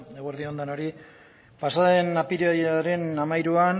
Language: Basque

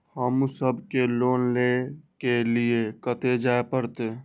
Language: Maithili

